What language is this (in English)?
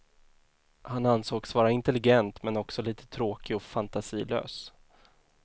Swedish